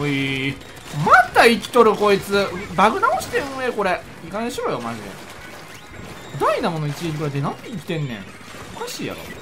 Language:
Japanese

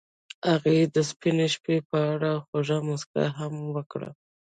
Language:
Pashto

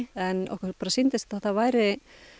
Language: Icelandic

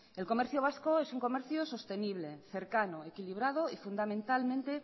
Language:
Spanish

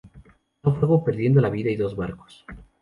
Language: Spanish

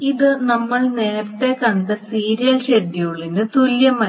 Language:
Malayalam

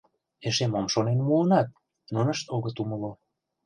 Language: Mari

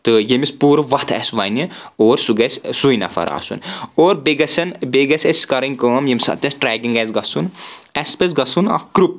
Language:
Kashmiri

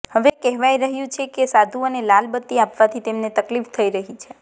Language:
Gujarati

